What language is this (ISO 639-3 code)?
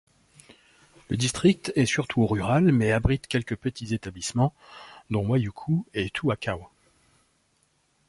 fra